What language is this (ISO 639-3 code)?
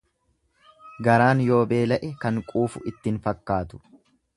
orm